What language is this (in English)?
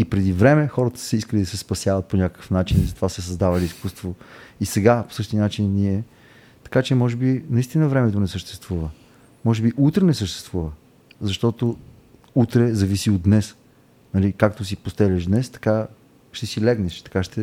Bulgarian